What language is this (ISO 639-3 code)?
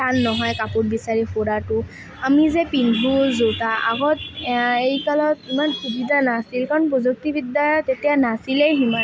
asm